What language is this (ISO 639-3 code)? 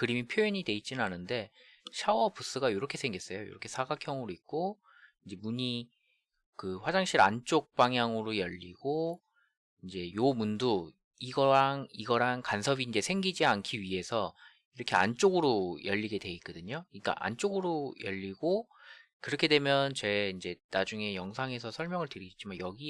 kor